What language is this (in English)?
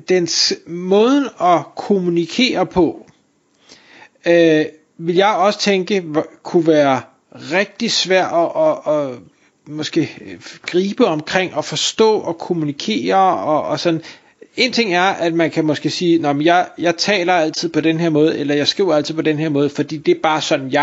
Danish